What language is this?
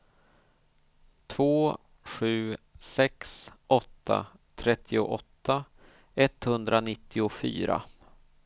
Swedish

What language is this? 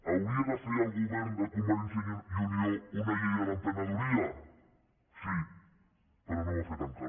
Catalan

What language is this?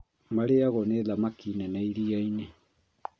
Kikuyu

